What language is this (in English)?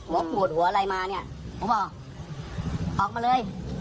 Thai